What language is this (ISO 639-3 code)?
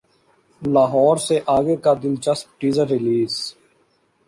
urd